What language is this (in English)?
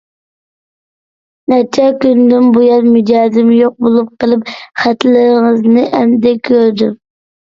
Uyghur